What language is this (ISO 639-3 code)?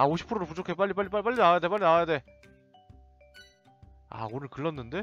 kor